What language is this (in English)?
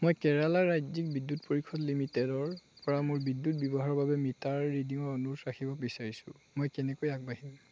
Assamese